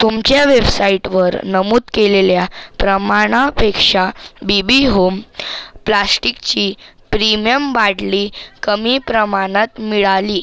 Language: Marathi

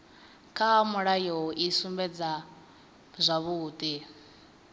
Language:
Venda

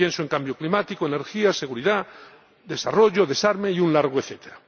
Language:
Spanish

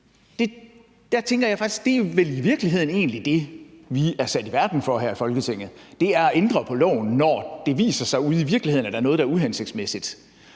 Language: Danish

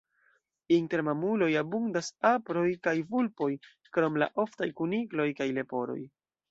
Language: Esperanto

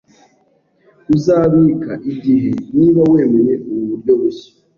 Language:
Kinyarwanda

